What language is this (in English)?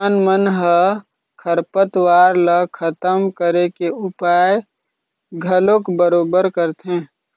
Chhattisgarhi